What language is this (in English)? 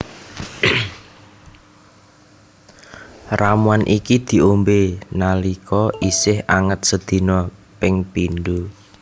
Javanese